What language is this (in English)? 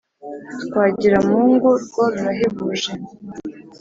Kinyarwanda